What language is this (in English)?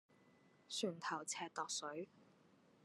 Cantonese